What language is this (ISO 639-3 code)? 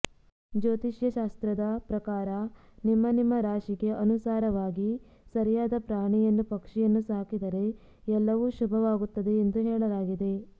kan